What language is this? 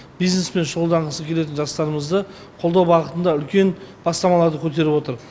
Kazakh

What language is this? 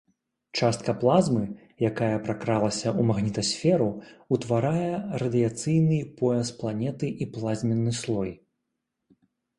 Belarusian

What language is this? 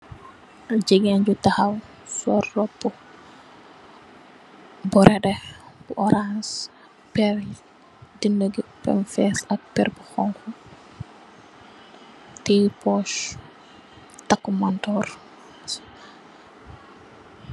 Wolof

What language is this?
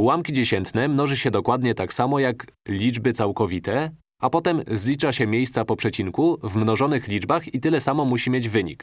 Polish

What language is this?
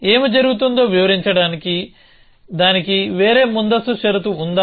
Telugu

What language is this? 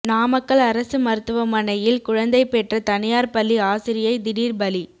Tamil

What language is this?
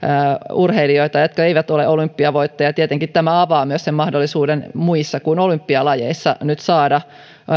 Finnish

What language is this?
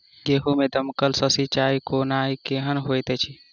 Maithili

